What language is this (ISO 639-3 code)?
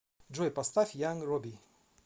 rus